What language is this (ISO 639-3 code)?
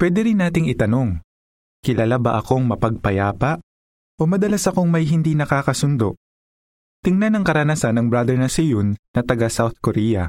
fil